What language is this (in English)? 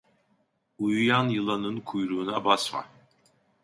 Turkish